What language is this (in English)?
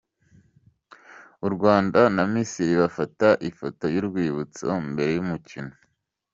Kinyarwanda